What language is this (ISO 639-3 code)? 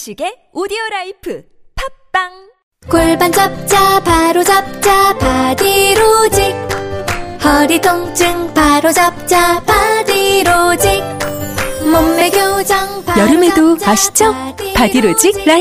kor